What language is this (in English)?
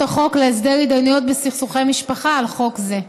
Hebrew